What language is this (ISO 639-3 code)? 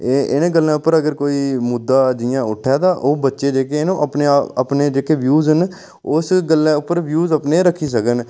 doi